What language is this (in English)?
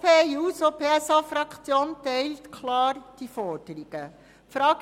Swiss German